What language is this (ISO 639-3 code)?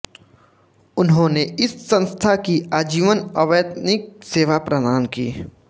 hin